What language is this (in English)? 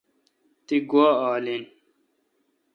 Kalkoti